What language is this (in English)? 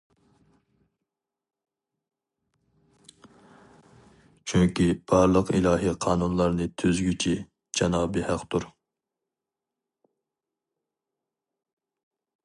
Uyghur